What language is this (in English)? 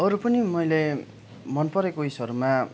Nepali